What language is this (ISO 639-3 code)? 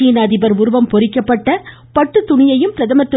tam